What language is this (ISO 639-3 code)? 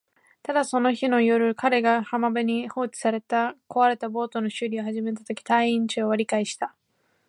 jpn